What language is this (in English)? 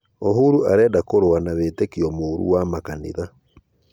Kikuyu